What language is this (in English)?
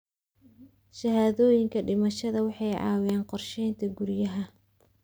Somali